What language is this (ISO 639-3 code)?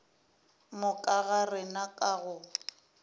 nso